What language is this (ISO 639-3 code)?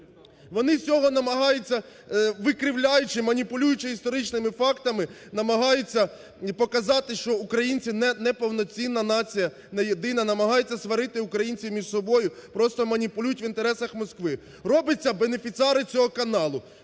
ukr